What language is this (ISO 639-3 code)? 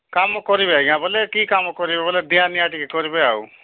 ori